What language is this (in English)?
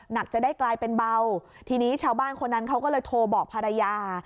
Thai